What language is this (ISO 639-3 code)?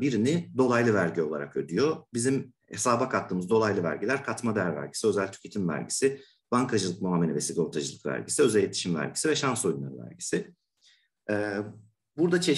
tur